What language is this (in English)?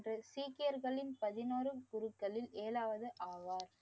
Tamil